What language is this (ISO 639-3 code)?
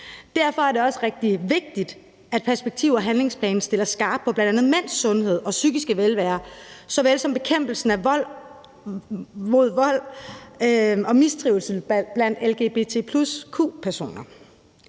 dan